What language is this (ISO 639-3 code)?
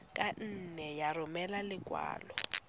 tsn